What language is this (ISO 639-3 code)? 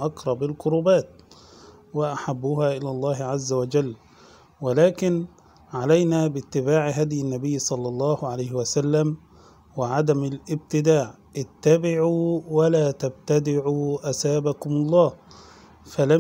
ara